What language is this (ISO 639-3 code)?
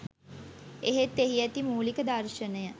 sin